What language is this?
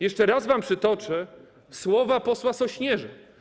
Polish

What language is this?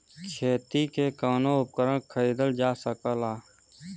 Bhojpuri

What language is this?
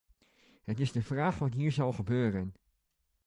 Dutch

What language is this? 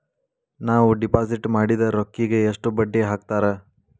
Kannada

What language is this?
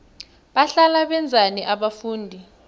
South Ndebele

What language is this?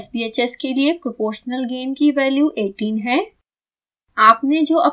Hindi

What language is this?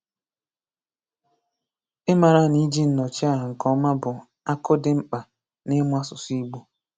Igbo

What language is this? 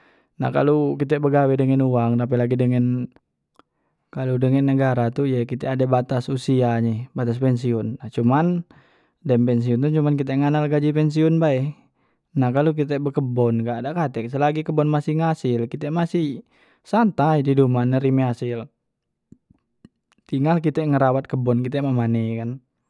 Musi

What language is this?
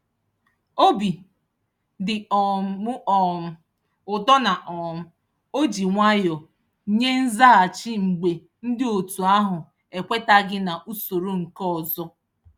Igbo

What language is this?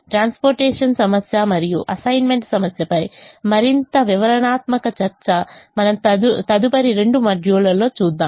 Telugu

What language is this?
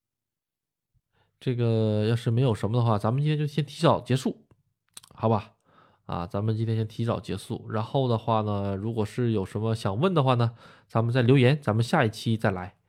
Chinese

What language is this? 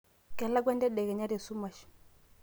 Masai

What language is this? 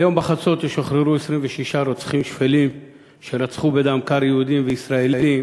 Hebrew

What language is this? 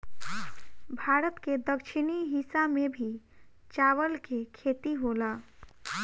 Bhojpuri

